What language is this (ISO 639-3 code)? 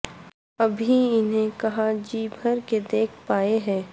urd